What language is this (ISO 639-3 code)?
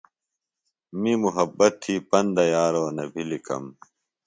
phl